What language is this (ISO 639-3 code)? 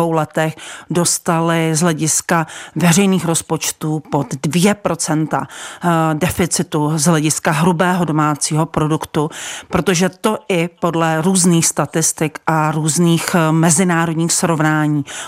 ces